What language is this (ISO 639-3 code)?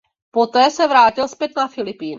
ces